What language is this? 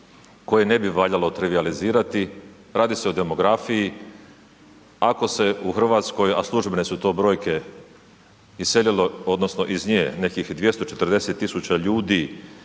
Croatian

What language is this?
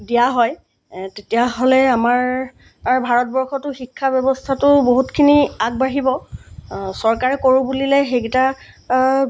Assamese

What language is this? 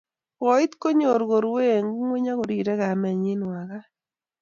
Kalenjin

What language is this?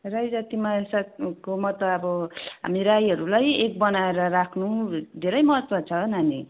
Nepali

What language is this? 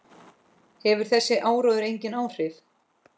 Icelandic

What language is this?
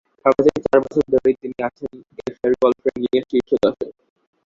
Bangla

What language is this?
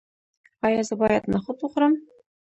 Pashto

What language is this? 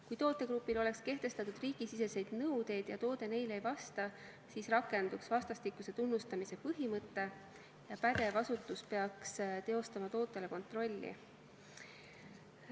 Estonian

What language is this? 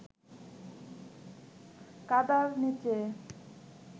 Bangla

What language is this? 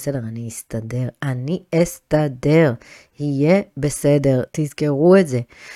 Hebrew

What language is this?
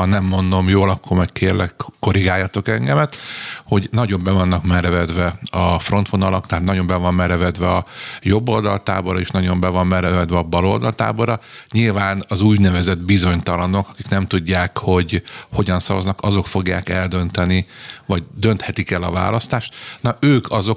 Hungarian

